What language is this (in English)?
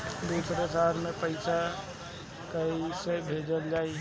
Bhojpuri